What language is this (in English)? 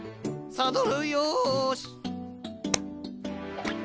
Japanese